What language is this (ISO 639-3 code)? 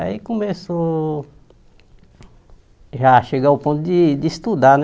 por